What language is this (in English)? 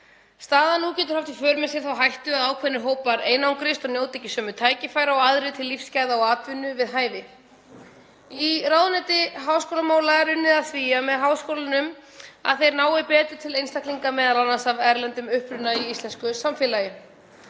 Icelandic